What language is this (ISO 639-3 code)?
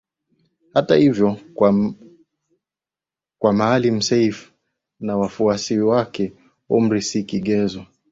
swa